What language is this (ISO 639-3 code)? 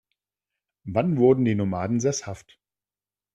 deu